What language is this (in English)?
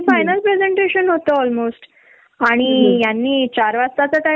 Marathi